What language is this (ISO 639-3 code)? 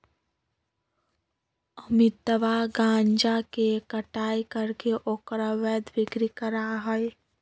mag